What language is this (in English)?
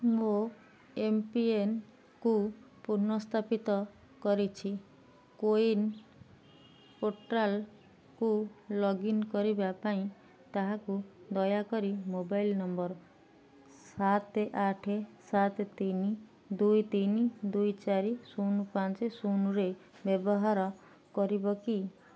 Odia